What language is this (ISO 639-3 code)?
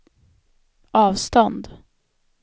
swe